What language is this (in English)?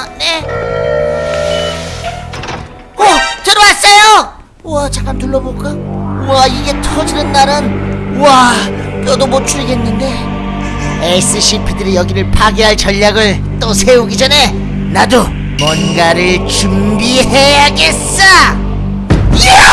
Korean